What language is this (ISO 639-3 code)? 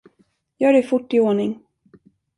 swe